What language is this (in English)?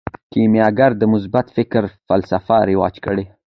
Pashto